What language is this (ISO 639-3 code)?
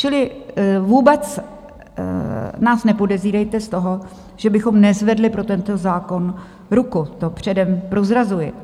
ces